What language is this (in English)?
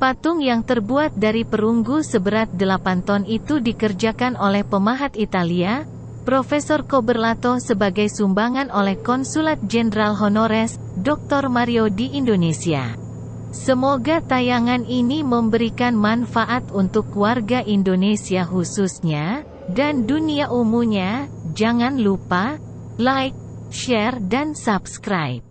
Indonesian